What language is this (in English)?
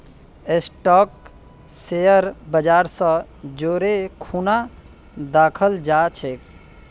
Magahi